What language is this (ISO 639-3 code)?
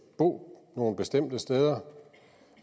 dan